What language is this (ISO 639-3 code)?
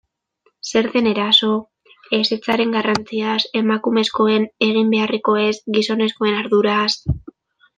eus